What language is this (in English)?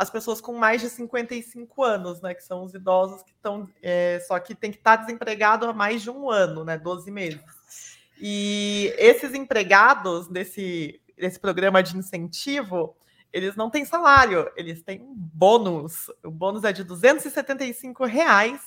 Portuguese